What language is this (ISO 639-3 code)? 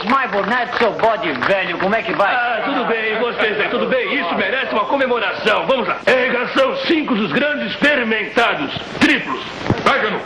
por